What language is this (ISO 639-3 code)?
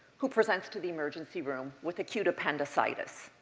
eng